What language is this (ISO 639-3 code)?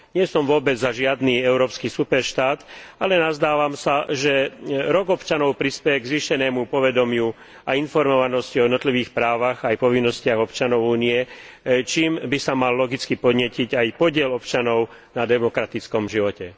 slk